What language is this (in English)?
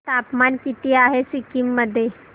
Marathi